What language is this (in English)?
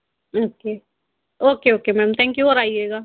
Hindi